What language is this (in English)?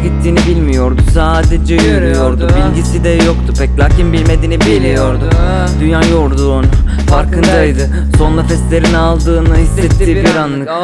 Turkish